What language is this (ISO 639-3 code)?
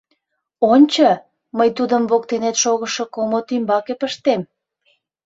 chm